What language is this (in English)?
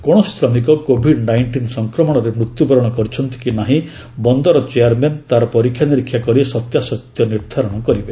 Odia